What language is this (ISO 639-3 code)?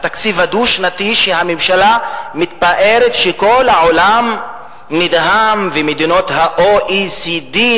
heb